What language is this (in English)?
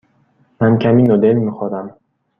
Persian